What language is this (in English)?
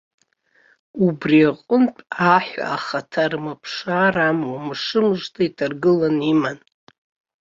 Abkhazian